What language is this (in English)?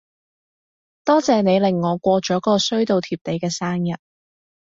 Cantonese